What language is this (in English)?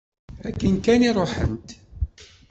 Kabyle